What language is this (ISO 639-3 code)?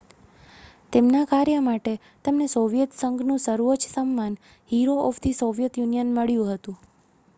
guj